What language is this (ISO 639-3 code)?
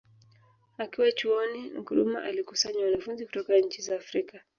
swa